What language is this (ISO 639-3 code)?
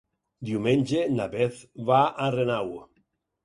cat